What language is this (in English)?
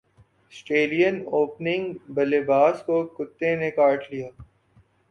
Urdu